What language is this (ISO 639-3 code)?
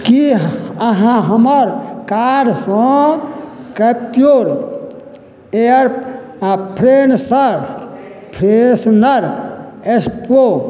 mai